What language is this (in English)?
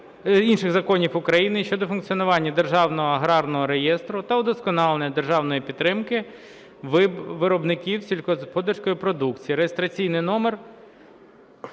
Ukrainian